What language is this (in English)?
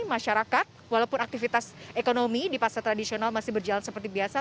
Indonesian